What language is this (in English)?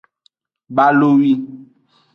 Aja (Benin)